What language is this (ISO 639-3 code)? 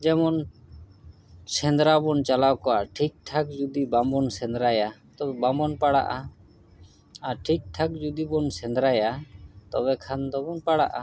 sat